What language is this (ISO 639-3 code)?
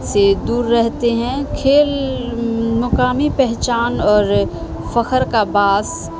urd